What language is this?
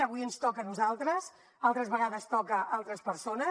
Catalan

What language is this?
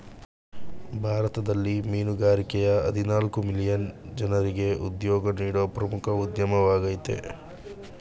Kannada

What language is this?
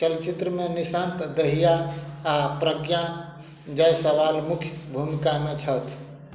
Maithili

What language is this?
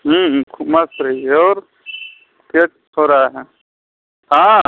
Hindi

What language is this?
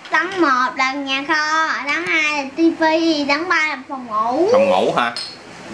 Vietnamese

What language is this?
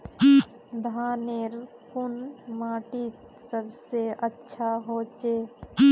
Magahi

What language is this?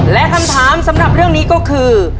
Thai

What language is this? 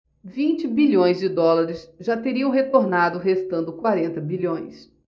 Portuguese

